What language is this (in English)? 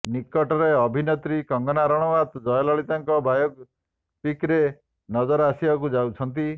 Odia